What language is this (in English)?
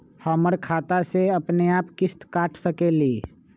Magahi